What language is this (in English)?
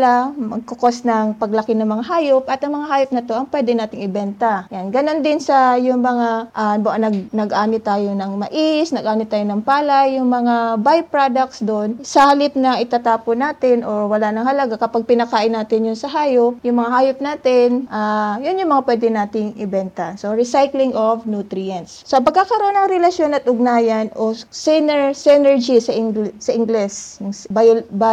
Filipino